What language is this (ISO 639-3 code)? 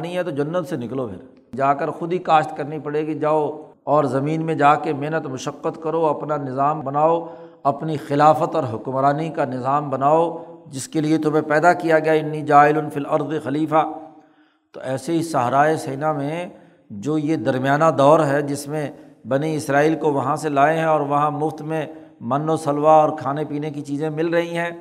urd